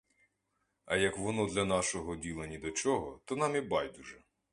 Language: Ukrainian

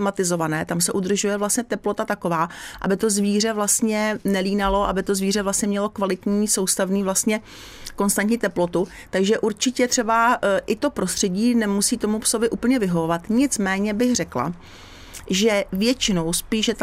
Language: Czech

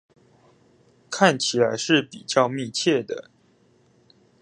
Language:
Chinese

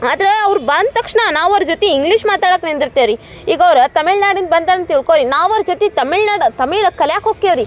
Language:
Kannada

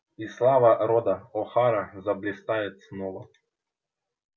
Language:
Russian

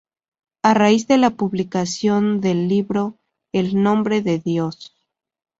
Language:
Spanish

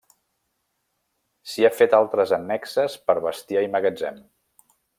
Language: Catalan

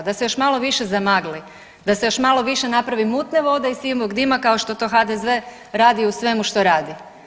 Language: Croatian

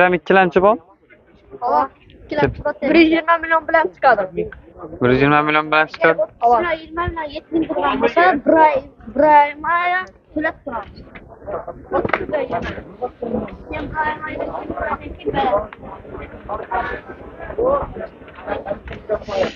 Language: Turkish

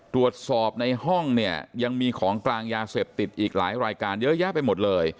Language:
Thai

